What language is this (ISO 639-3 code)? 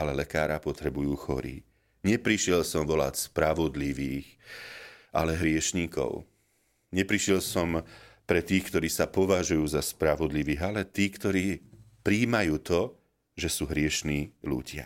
slk